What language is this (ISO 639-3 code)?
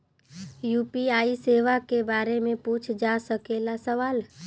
bho